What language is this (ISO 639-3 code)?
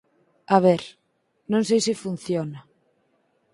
glg